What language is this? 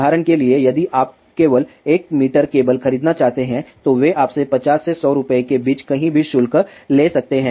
Hindi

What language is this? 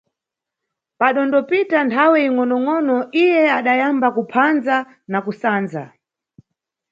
Nyungwe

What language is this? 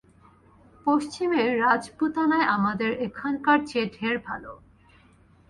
Bangla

